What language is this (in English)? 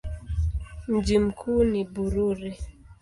Swahili